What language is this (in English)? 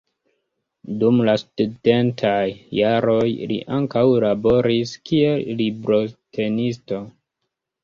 Esperanto